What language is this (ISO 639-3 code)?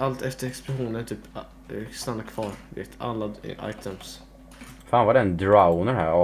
swe